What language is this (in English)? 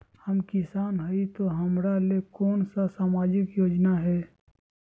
Magahi